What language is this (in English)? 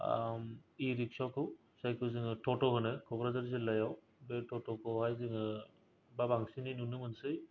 Bodo